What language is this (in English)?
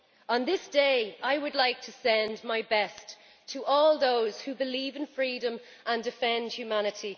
English